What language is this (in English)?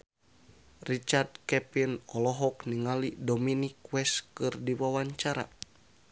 Sundanese